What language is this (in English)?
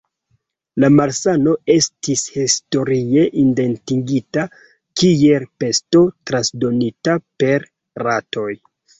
Esperanto